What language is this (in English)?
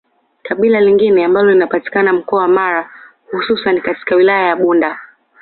Swahili